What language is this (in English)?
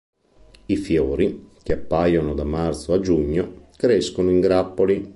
Italian